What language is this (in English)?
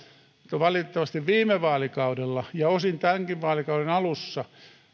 Finnish